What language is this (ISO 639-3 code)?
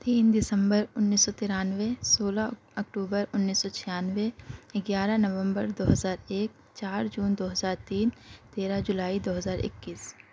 urd